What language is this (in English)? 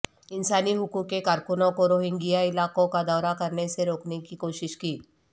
Urdu